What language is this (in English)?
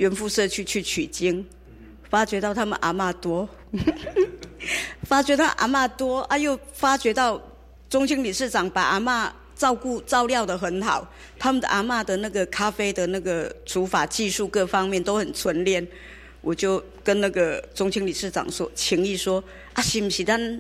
Chinese